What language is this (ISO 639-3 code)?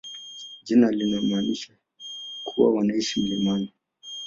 swa